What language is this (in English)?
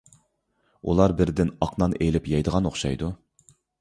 Uyghur